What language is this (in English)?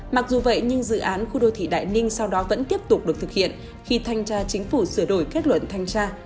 Vietnamese